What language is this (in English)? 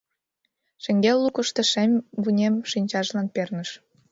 Mari